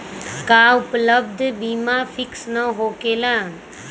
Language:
Magahi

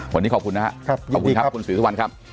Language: Thai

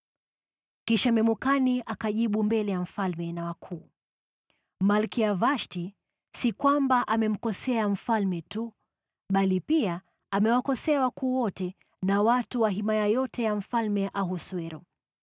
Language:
Swahili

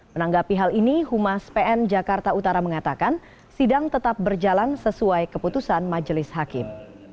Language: Indonesian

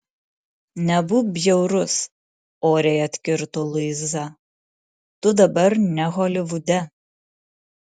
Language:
Lithuanian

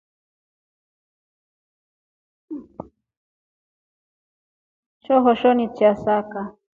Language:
Rombo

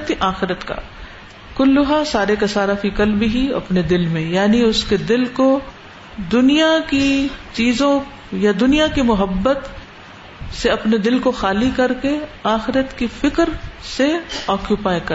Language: Urdu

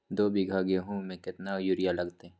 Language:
Magahi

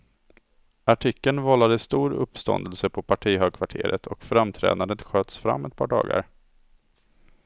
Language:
Swedish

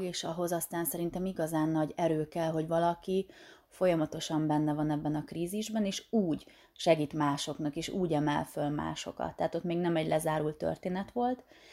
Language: Hungarian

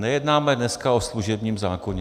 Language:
Czech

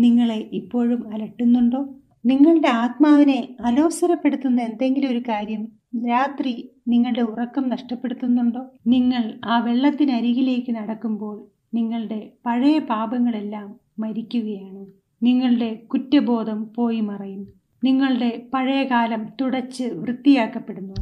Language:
Malayalam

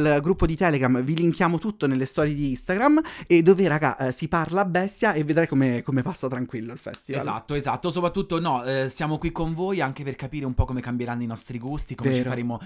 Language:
Italian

